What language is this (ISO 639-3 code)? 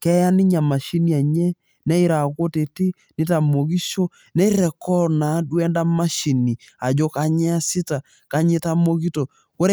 mas